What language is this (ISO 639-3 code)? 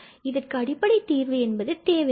tam